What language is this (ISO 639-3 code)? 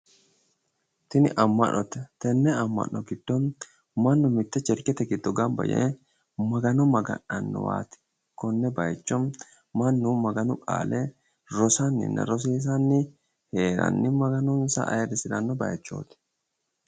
sid